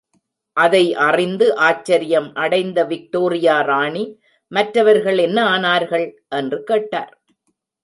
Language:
Tamil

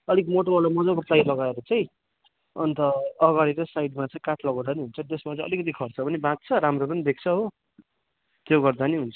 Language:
Nepali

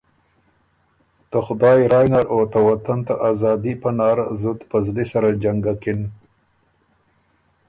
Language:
Ormuri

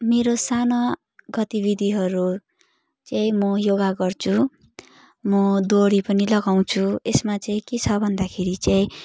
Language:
Nepali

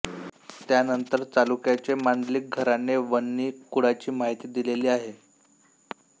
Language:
Marathi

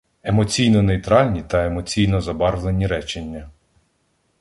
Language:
Ukrainian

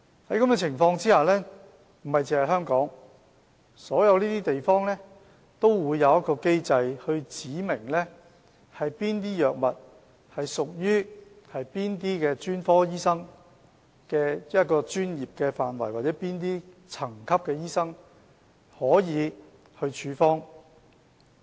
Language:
Cantonese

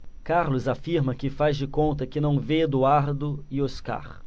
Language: Portuguese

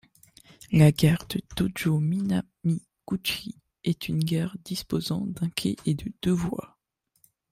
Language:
French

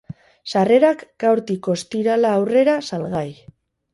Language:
Basque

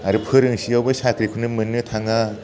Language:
Bodo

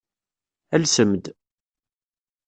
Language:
Kabyle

